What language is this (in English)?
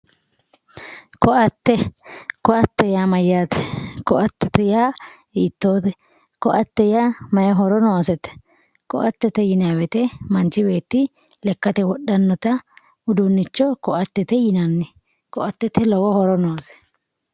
Sidamo